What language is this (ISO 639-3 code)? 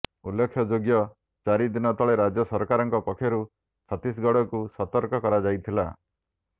ori